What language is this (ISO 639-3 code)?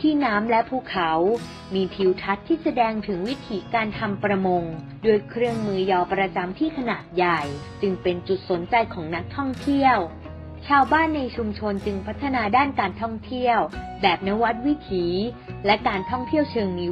tha